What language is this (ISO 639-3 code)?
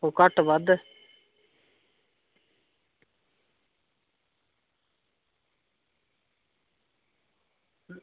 doi